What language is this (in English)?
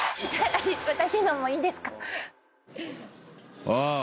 Japanese